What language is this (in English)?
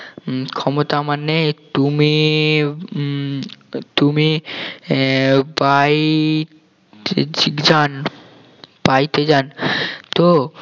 Bangla